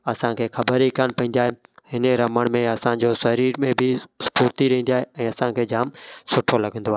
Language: Sindhi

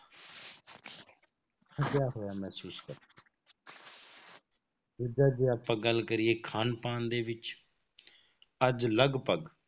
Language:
Punjabi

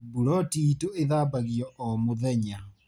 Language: Kikuyu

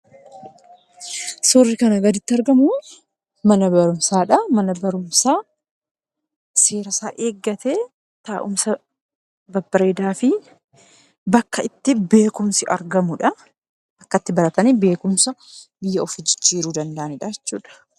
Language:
Oromo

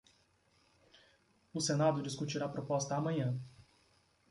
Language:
Portuguese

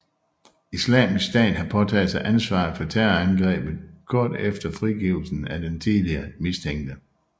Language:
Danish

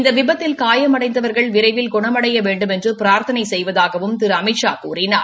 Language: Tamil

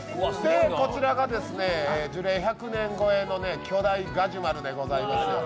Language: Japanese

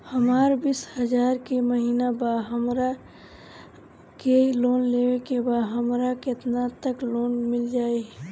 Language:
Bhojpuri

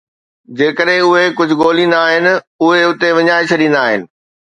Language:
Sindhi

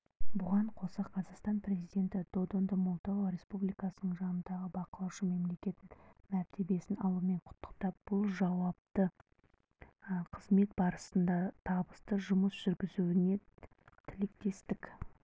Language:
Kazakh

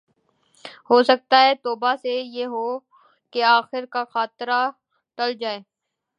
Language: Urdu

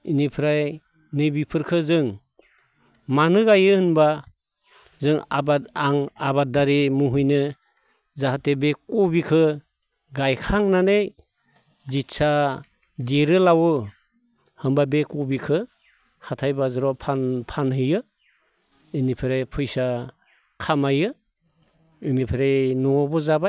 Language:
Bodo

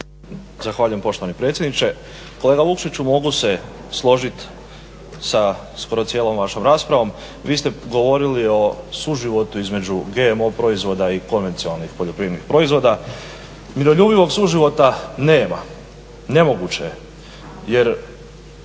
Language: Croatian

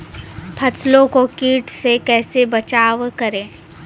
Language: Maithili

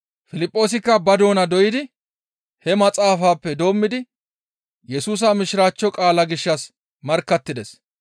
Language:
Gamo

